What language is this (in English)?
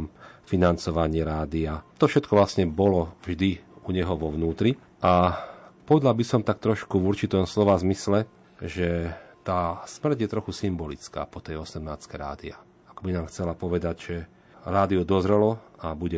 Slovak